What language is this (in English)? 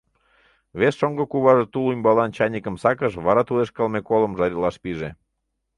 Mari